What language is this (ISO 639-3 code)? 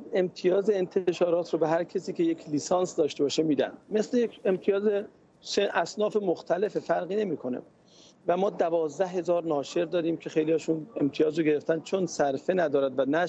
fas